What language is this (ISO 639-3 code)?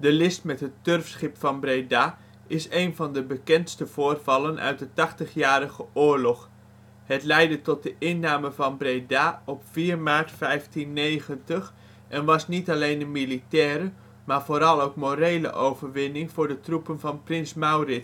nld